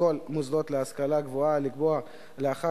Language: Hebrew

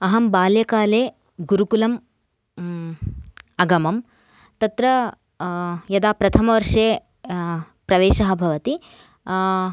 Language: Sanskrit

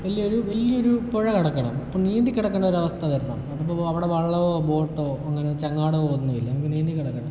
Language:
Malayalam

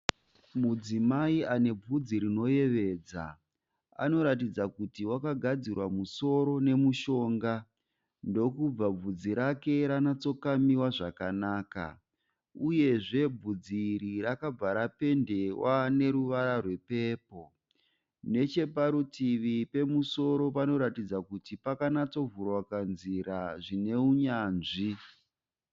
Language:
Shona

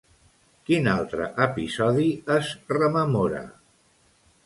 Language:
Catalan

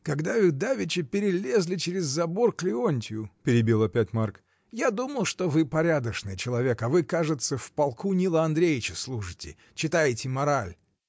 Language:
Russian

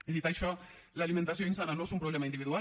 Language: Catalan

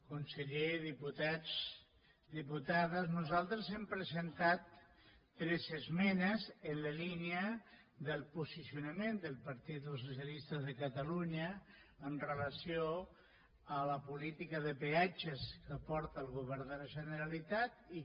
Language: Catalan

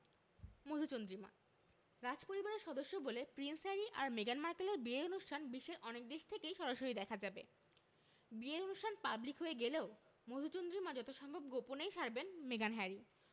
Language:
Bangla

